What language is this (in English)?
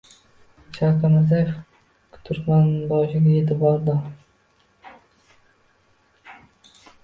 Uzbek